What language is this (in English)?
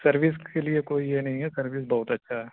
Urdu